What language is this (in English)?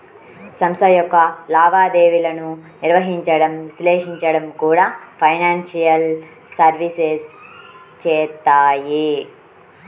Telugu